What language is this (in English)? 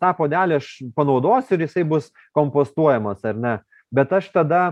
Lithuanian